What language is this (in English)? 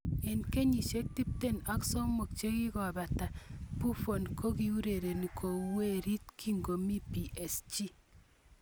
Kalenjin